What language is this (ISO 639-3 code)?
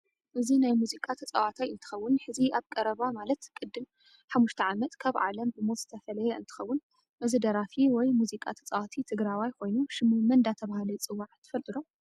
tir